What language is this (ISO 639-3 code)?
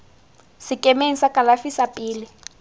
tsn